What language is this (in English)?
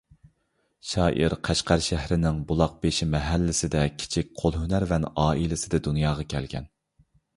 Uyghur